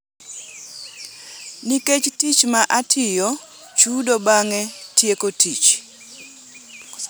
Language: Luo (Kenya and Tanzania)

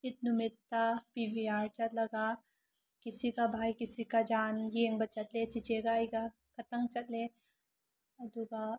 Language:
Manipuri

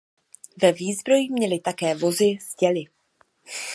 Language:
Czech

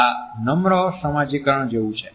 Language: Gujarati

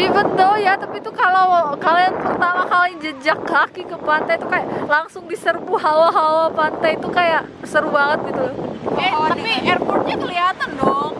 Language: Indonesian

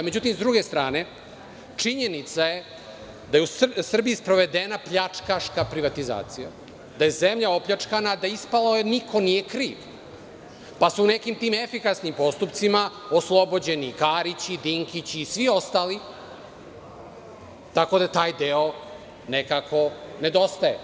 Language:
Serbian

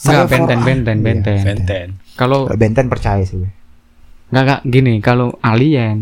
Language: Indonesian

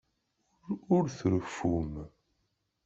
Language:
Kabyle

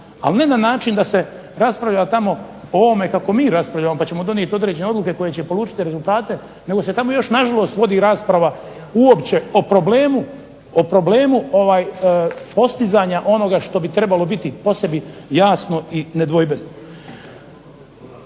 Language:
Croatian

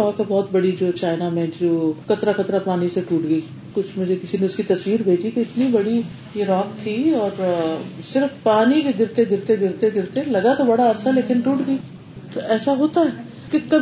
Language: Urdu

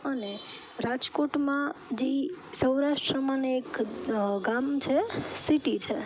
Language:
Gujarati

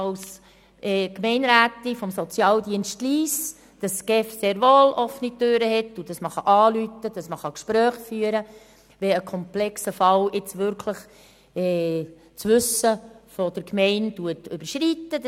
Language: Swiss German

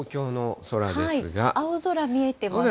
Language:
Japanese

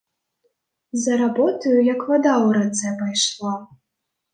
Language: Belarusian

